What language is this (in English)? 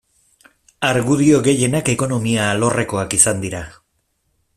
Basque